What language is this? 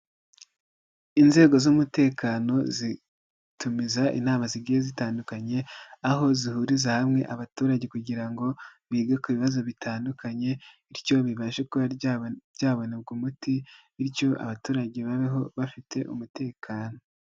Kinyarwanda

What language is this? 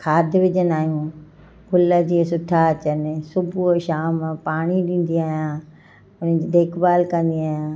Sindhi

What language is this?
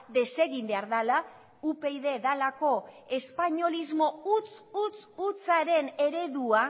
Basque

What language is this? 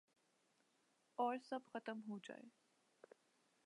Urdu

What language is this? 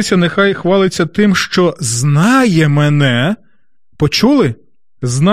Ukrainian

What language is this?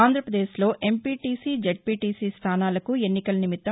Telugu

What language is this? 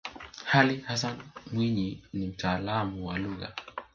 Swahili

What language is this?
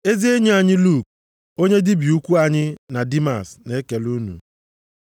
Igbo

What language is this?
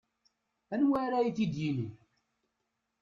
Kabyle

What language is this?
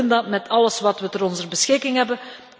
Dutch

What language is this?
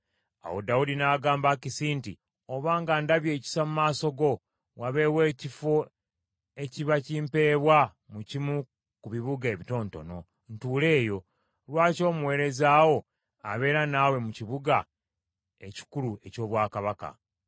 Ganda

